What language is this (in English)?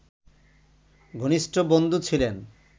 Bangla